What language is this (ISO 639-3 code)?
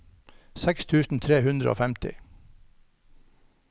nor